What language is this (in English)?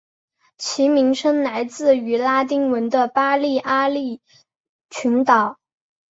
Chinese